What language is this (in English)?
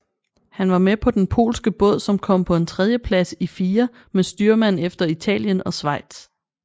Danish